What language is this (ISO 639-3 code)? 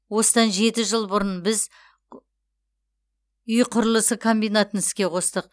kaz